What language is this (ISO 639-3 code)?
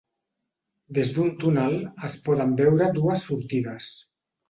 cat